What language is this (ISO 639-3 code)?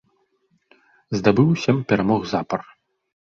bel